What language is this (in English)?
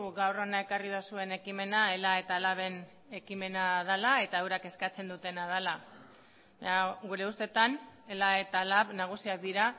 Basque